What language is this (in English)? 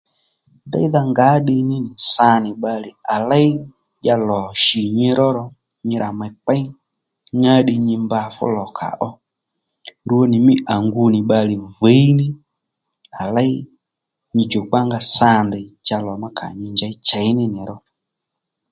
Lendu